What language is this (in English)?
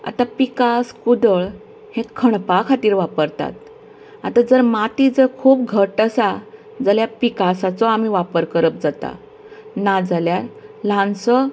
Konkani